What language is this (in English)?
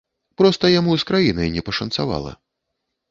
Belarusian